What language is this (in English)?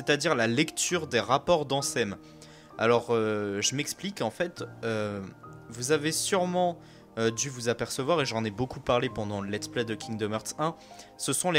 French